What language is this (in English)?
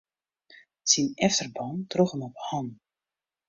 Western Frisian